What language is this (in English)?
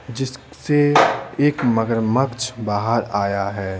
Hindi